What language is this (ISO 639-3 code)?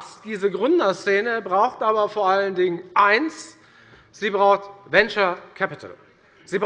deu